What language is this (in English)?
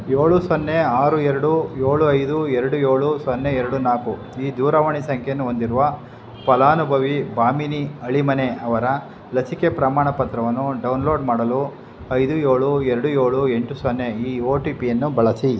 Kannada